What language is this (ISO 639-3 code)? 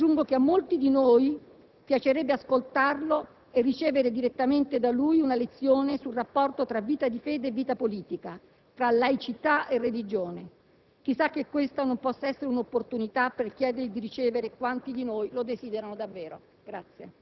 ita